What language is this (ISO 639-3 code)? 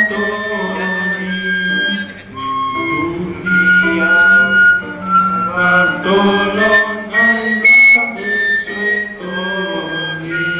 ell